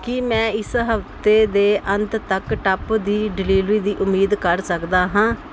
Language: Punjabi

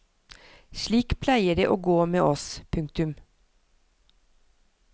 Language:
Norwegian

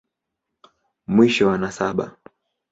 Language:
Swahili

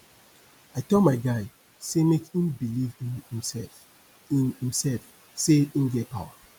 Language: Nigerian Pidgin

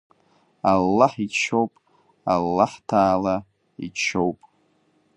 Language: Abkhazian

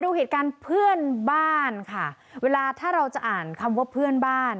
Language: Thai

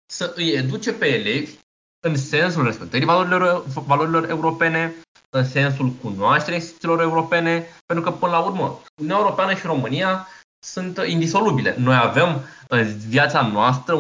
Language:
Romanian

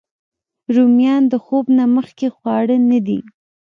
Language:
Pashto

